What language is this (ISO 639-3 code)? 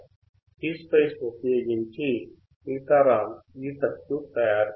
tel